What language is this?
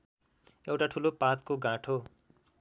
Nepali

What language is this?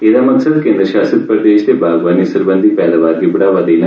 Dogri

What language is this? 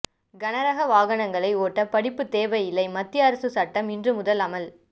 Tamil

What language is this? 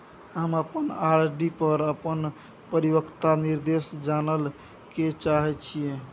Maithili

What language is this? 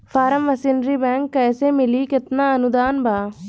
Bhojpuri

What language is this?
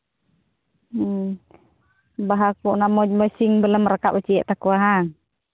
Santali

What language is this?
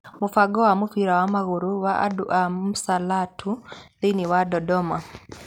Kikuyu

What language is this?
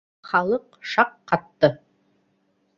Bashkir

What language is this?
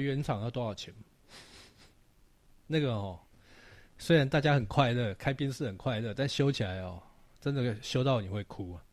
Chinese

